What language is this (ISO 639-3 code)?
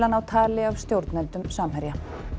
isl